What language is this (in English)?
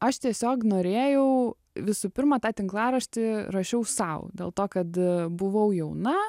Lithuanian